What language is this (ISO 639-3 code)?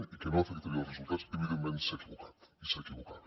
cat